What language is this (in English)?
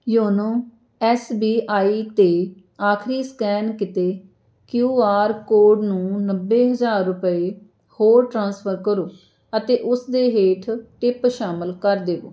Punjabi